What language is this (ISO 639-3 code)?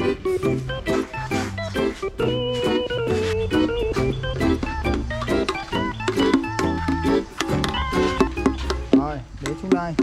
vie